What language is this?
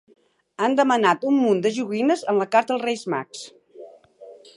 Catalan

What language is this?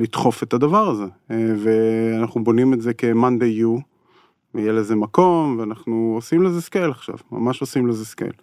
Hebrew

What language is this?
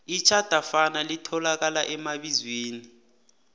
South Ndebele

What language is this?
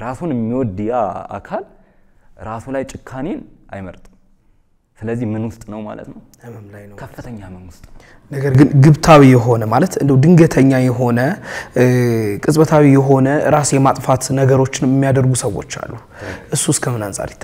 Arabic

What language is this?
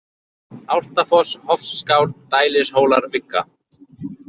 Icelandic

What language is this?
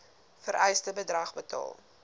Afrikaans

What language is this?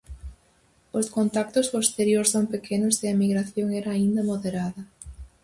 Galician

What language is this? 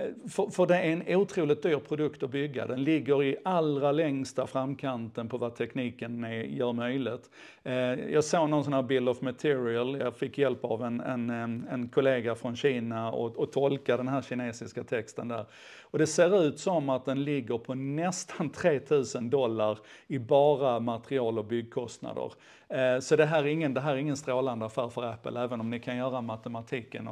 Swedish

